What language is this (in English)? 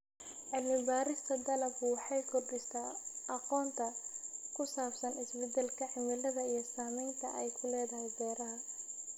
Somali